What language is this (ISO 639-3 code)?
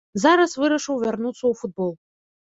bel